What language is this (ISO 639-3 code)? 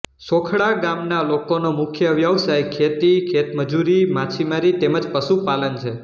guj